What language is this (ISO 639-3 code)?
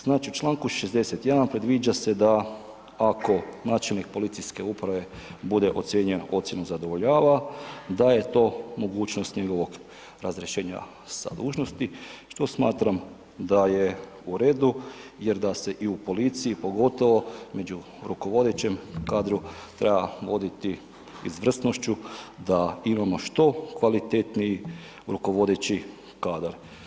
hrv